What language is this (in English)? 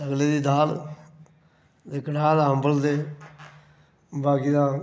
Dogri